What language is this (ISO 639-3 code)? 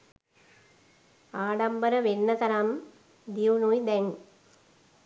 sin